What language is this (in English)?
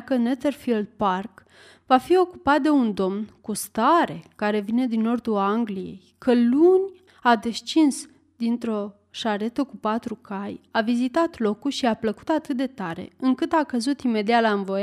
Romanian